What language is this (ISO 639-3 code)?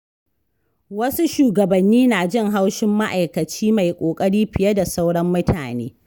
hau